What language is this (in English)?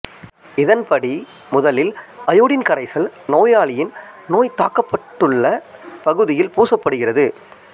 Tamil